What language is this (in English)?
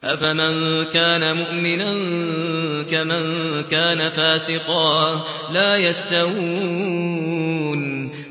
Arabic